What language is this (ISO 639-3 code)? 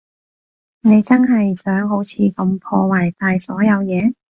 yue